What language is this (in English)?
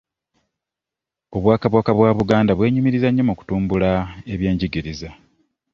Ganda